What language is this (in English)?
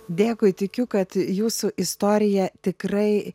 Lithuanian